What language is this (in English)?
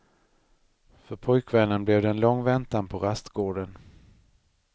Swedish